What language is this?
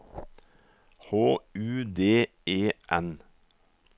Norwegian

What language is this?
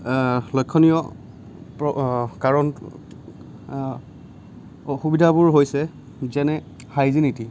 Assamese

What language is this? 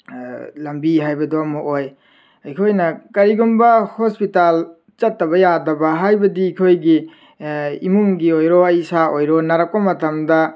Manipuri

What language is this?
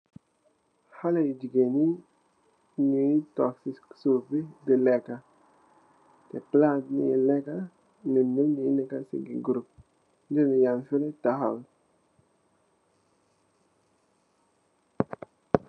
Wolof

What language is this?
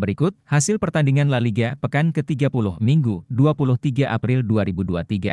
Indonesian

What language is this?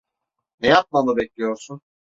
Turkish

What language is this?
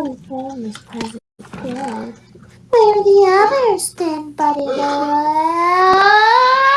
English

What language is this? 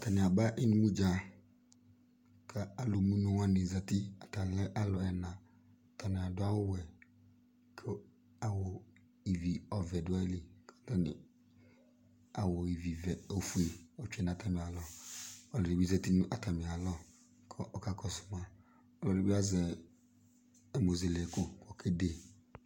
Ikposo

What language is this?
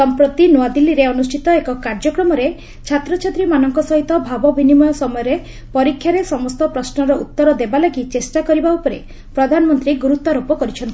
Odia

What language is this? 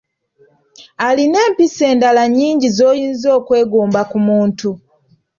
Ganda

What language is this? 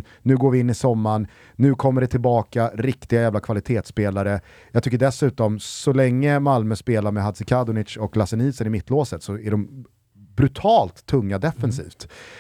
Swedish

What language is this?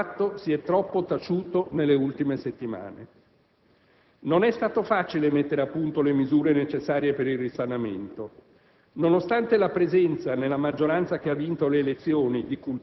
Italian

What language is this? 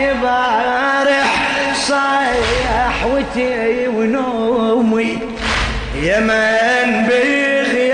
Arabic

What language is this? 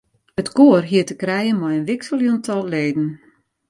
Western Frisian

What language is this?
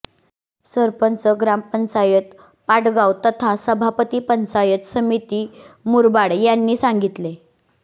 Marathi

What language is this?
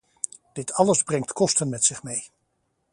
Dutch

